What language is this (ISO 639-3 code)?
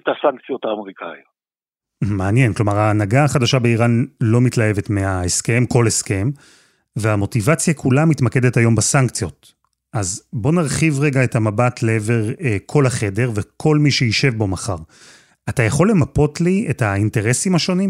heb